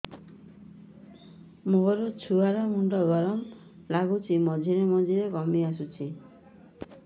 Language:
Odia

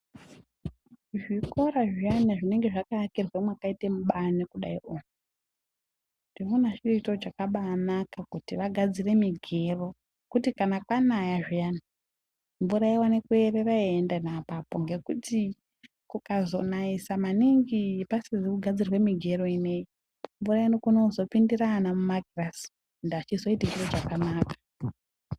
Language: Ndau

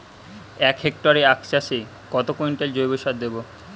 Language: Bangla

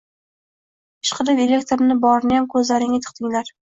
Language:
Uzbek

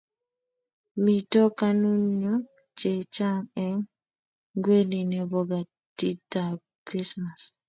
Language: Kalenjin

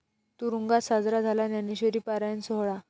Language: Marathi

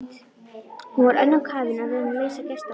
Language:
Icelandic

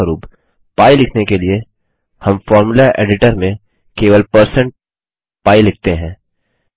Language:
Hindi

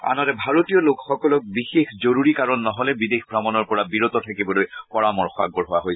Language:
Assamese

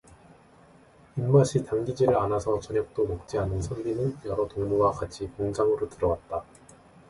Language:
Korean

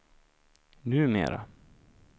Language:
Swedish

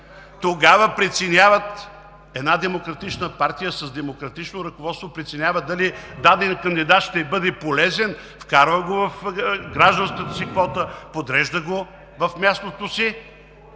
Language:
Bulgarian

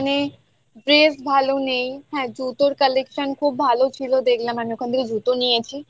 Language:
Bangla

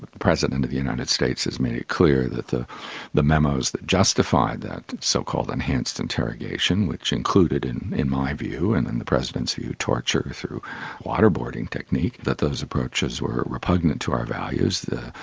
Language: English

